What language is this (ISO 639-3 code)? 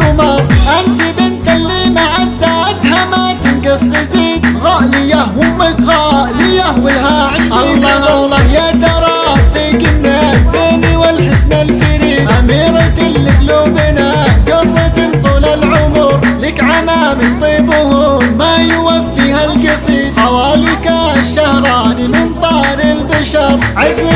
ara